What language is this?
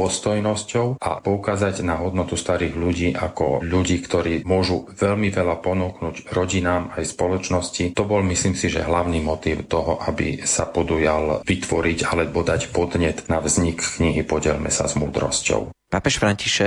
Slovak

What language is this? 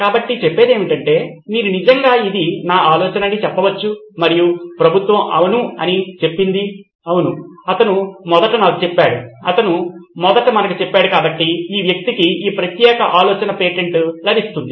Telugu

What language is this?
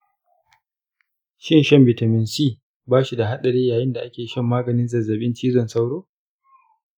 Hausa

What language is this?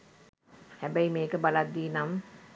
Sinhala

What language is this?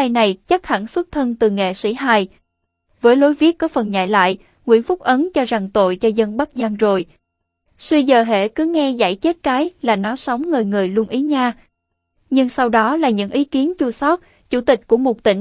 Vietnamese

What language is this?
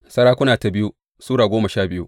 Hausa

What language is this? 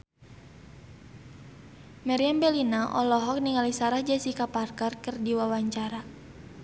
Sundanese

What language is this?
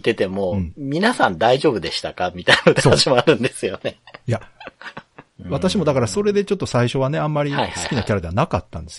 Japanese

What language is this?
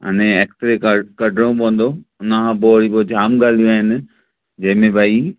Sindhi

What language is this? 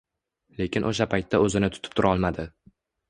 Uzbek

